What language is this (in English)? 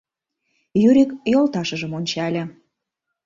Mari